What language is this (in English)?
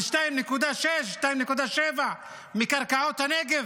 Hebrew